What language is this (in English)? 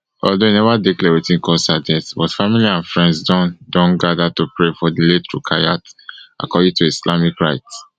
Nigerian Pidgin